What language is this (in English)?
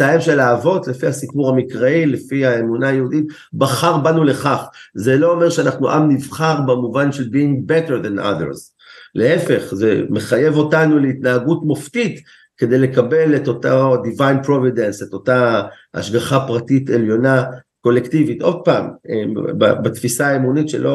Hebrew